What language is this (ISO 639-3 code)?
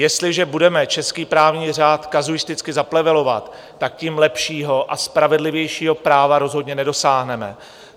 ces